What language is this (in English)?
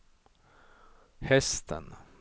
Swedish